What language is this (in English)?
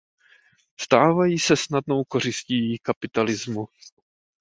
Czech